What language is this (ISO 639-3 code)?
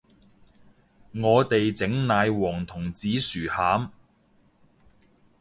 yue